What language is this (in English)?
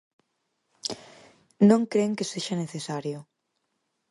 Galician